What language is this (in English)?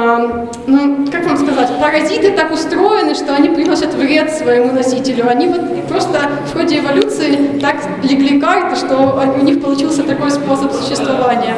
Russian